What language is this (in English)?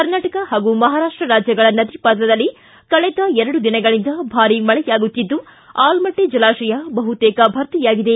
Kannada